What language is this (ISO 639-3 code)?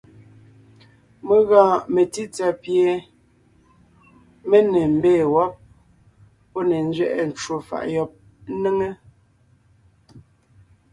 nnh